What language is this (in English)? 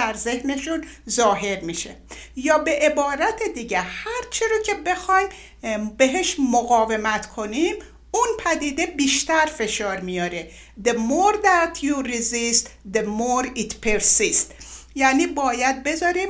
Persian